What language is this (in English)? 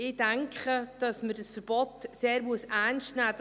Swiss German